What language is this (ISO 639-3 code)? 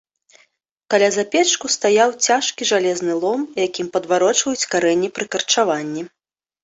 bel